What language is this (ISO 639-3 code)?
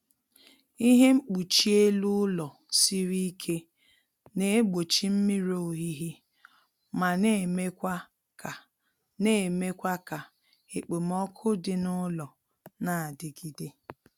ibo